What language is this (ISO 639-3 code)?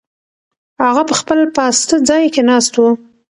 pus